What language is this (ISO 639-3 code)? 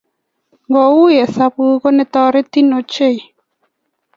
kln